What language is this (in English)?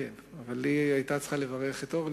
Hebrew